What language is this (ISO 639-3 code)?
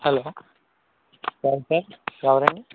tel